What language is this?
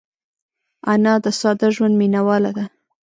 Pashto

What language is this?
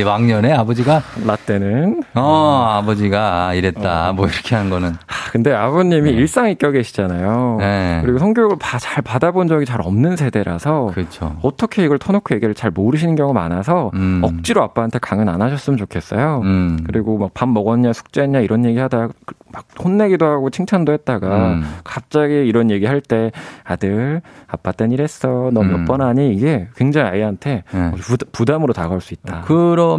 Korean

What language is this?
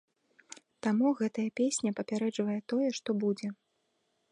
Belarusian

